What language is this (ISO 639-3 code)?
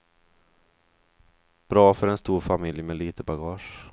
swe